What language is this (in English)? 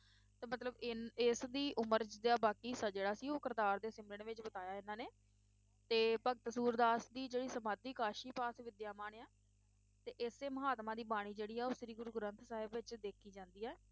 Punjabi